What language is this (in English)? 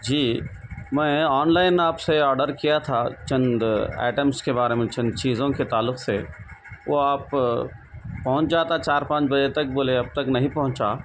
Urdu